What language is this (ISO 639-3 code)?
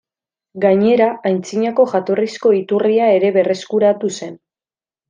eus